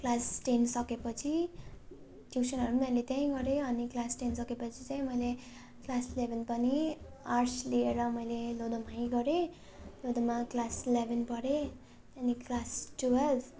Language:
Nepali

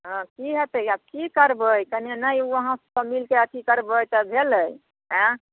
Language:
Maithili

